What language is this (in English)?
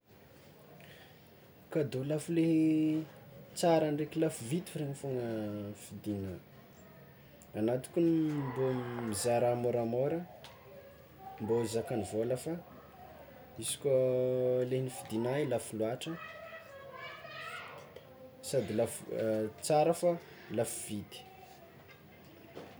Tsimihety Malagasy